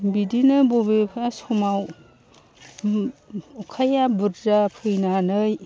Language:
Bodo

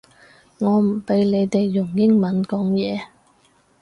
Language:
Cantonese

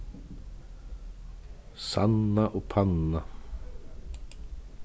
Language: Faroese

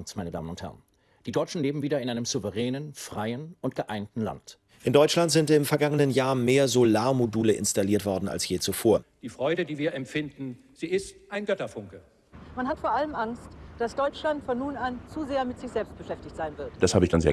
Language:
German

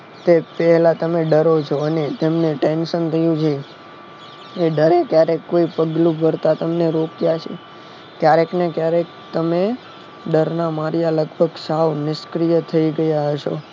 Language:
Gujarati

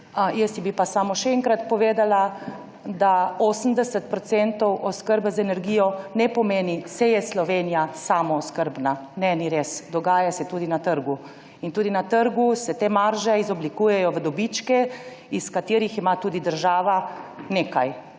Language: Slovenian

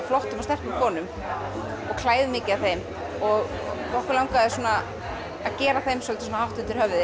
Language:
Icelandic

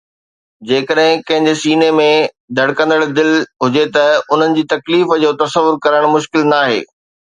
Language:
Sindhi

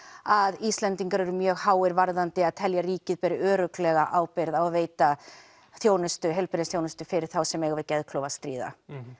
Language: Icelandic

